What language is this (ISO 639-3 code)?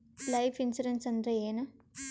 kan